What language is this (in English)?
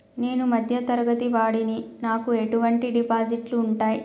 Telugu